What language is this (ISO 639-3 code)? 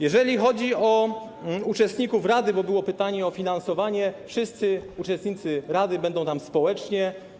pol